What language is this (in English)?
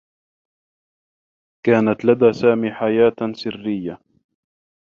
Arabic